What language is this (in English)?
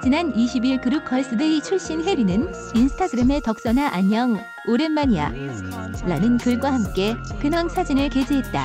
Korean